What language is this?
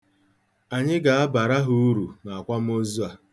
Igbo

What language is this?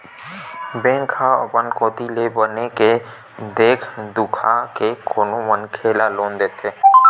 Chhattisgarhi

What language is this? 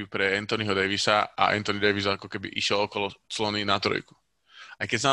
Slovak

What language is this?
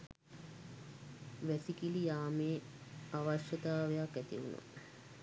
Sinhala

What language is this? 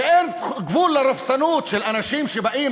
Hebrew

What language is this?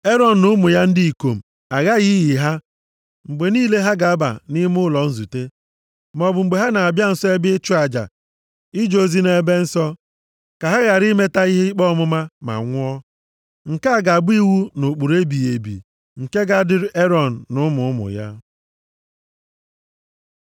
Igbo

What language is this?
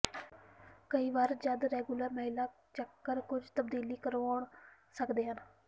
Punjabi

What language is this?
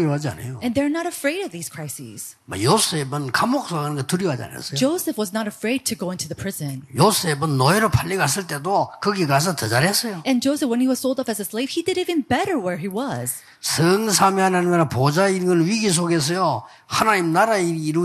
Korean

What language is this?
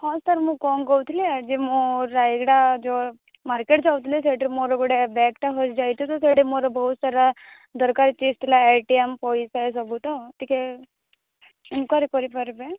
Odia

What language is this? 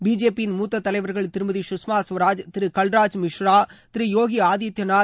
Tamil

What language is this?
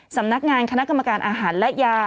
Thai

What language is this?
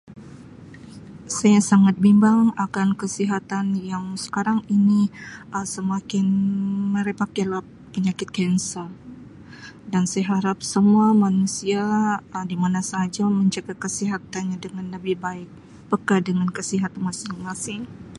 Sabah Malay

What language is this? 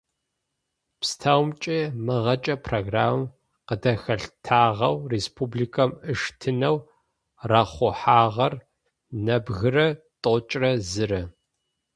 Adyghe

